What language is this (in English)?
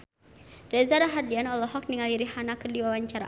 Sundanese